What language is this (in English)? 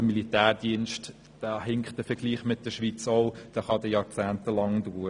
Swiss German